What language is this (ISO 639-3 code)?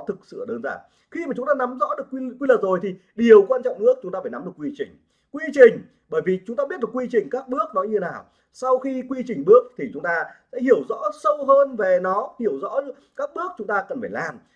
vie